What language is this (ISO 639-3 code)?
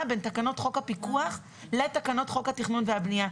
heb